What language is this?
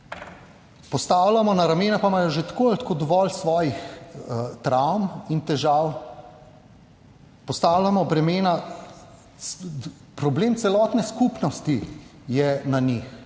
Slovenian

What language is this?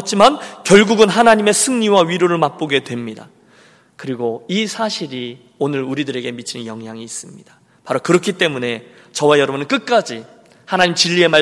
Korean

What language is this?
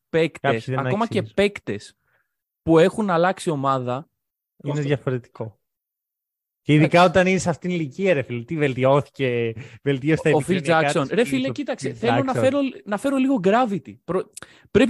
Greek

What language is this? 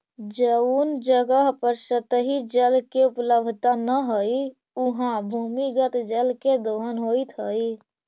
Magahi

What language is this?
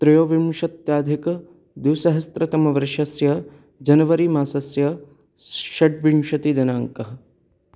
Sanskrit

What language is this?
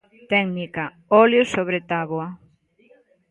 Galician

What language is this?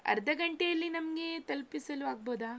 Kannada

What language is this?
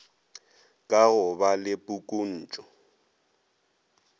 Northern Sotho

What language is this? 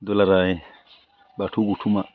Bodo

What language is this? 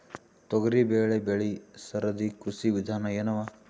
Kannada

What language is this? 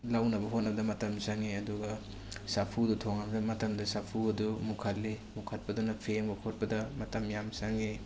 Manipuri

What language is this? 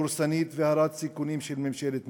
Hebrew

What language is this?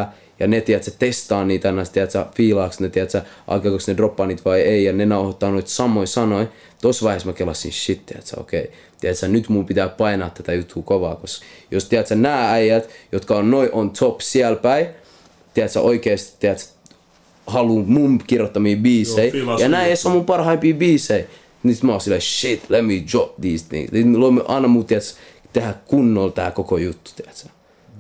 Finnish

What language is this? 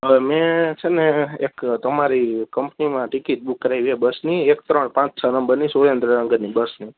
Gujarati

